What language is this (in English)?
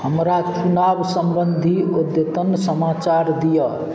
Maithili